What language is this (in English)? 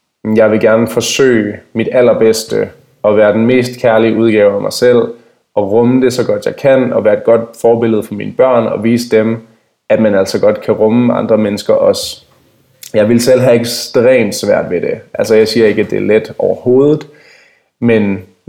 Danish